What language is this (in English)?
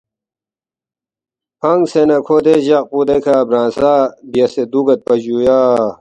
Balti